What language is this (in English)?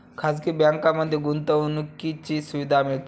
Marathi